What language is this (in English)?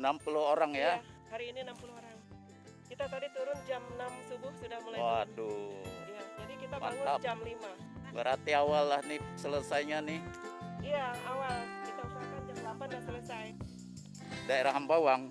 Indonesian